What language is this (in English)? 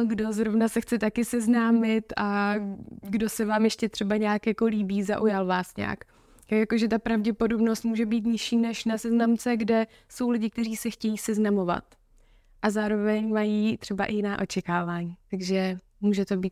Czech